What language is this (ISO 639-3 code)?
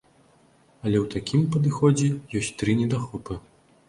bel